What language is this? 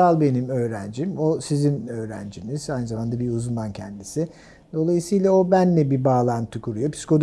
Turkish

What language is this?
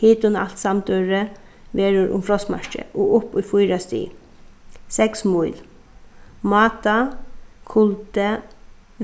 Faroese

